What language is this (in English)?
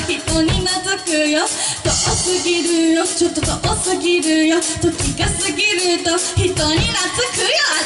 Japanese